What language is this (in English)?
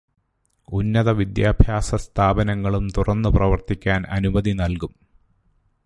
Malayalam